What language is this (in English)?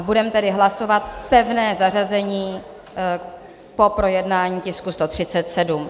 Czech